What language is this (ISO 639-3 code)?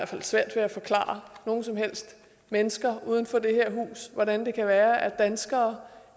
dan